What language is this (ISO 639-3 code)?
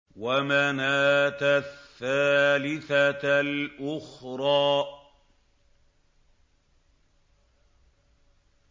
ara